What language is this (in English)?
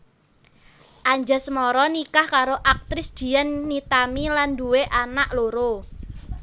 Javanese